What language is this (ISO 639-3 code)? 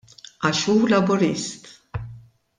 mlt